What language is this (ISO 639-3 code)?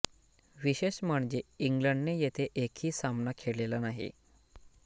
mar